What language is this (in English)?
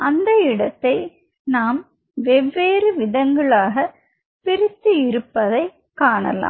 Tamil